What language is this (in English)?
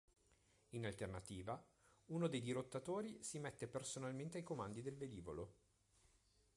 Italian